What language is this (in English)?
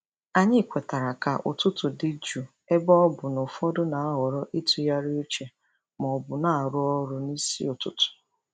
Igbo